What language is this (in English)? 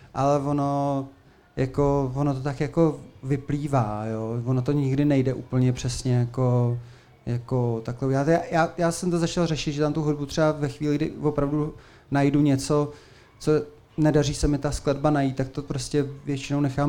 Czech